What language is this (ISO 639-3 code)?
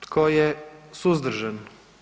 hrv